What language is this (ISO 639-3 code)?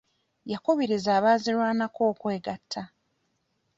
lug